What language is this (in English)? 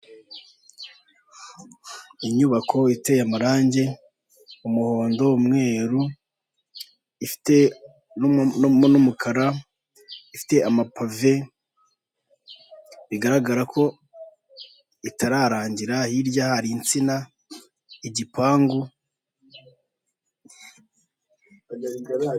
Kinyarwanda